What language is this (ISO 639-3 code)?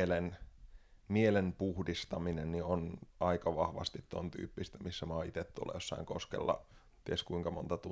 fin